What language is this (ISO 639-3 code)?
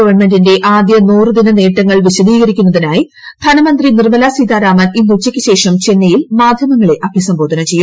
mal